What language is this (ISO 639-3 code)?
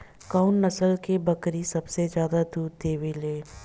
bho